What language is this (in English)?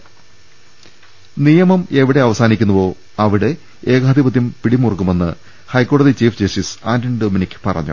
Malayalam